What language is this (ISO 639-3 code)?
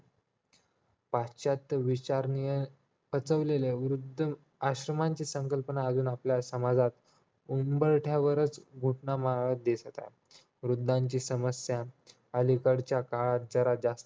mar